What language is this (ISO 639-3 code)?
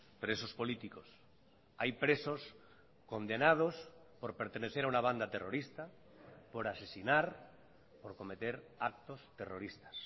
spa